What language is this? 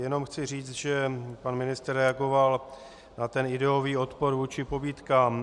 Czech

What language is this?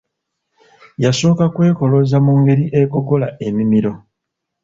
Ganda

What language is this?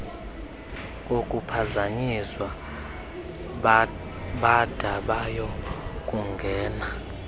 Xhosa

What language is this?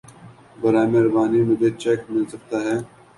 Urdu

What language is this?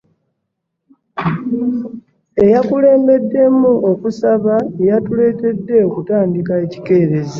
Ganda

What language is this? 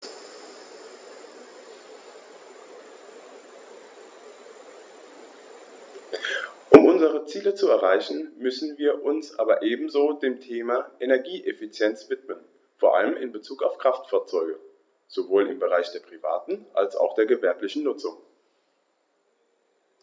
German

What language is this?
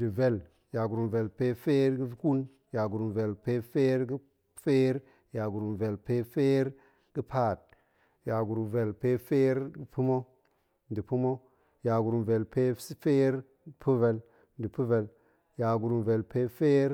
Goemai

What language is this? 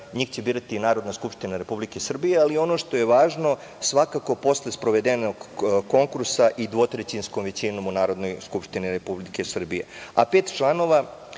Serbian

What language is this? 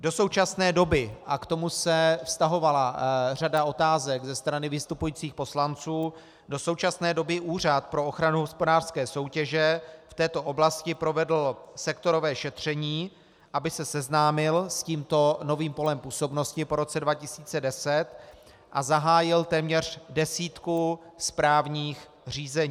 Czech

